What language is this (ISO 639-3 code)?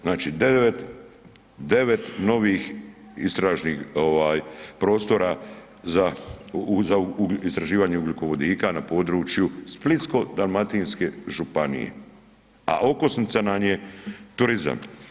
hrv